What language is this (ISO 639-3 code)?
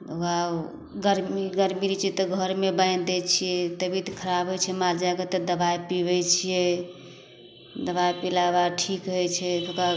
mai